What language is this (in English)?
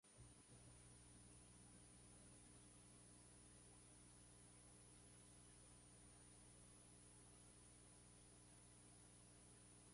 Spanish